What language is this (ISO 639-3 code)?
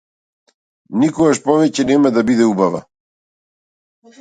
mkd